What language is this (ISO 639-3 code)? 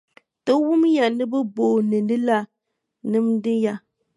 dag